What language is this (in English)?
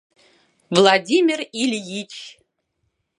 Mari